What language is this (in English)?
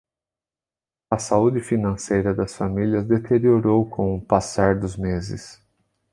Portuguese